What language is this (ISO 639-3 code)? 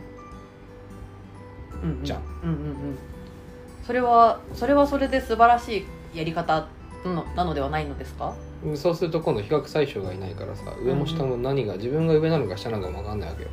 jpn